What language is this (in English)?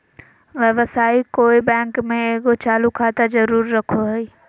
Magahi